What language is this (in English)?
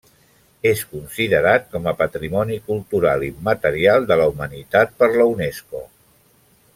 Catalan